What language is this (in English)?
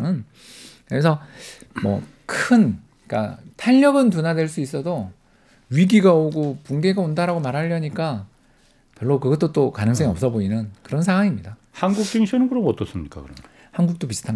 Korean